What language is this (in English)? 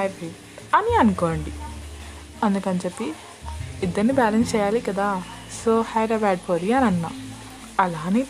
Telugu